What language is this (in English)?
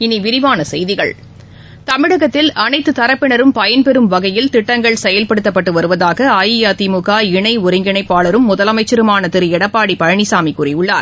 Tamil